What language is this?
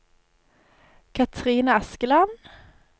Norwegian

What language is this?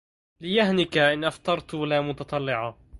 Arabic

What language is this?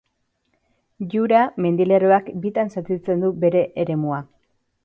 Basque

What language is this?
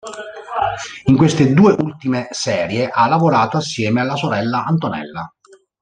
Italian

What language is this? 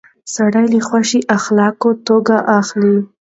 Pashto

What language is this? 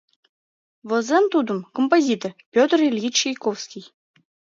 Mari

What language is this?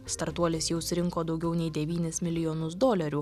Lithuanian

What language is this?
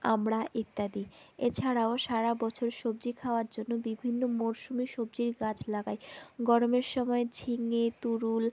Bangla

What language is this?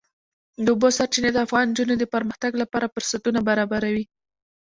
Pashto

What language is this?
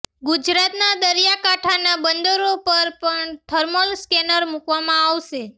Gujarati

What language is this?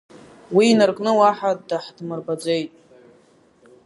Abkhazian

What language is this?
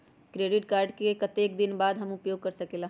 Magahi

